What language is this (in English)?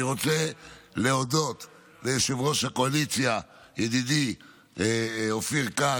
Hebrew